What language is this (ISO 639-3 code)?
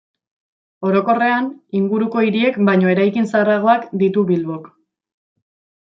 eus